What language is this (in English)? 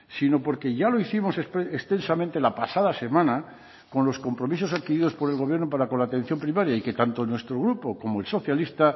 Spanish